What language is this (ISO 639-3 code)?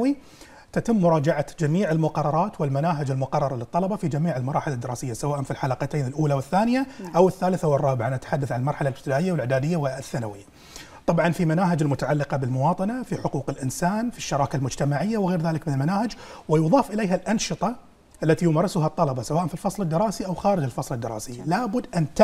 ara